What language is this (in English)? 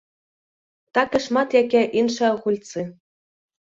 Belarusian